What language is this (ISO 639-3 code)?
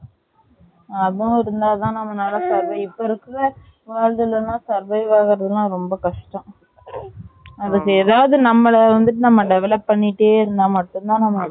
tam